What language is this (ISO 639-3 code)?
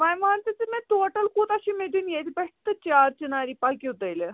kas